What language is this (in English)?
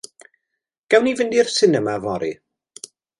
Welsh